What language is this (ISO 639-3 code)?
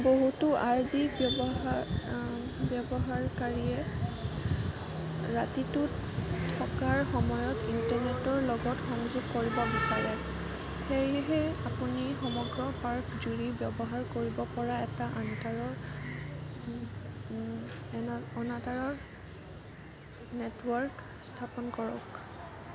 asm